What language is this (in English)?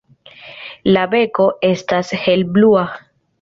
Esperanto